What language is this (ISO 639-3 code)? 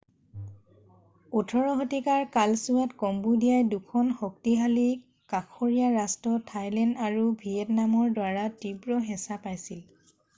asm